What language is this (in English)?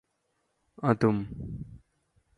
Malayalam